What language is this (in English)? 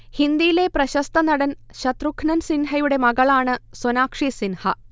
Malayalam